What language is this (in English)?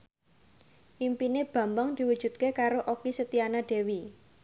Javanese